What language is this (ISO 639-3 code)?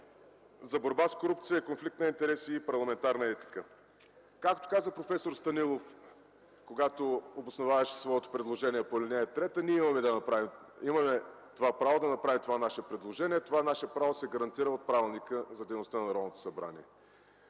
bul